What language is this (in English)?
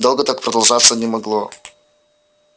Russian